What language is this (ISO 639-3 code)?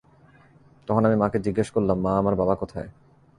ben